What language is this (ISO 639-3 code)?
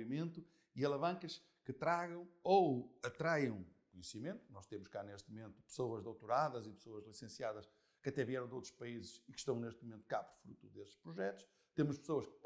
por